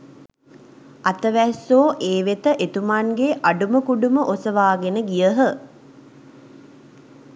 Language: Sinhala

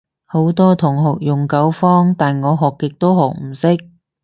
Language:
Cantonese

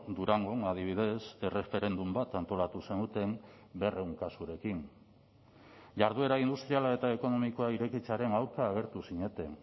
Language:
Basque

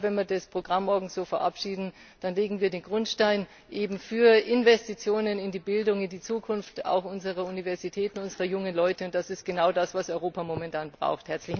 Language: German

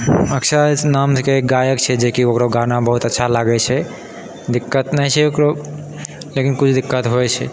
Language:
Maithili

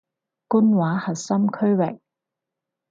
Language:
Cantonese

